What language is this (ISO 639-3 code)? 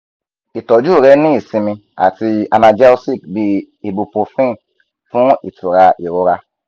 yor